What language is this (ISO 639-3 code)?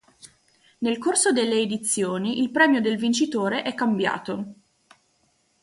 ita